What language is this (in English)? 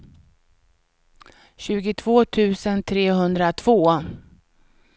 Swedish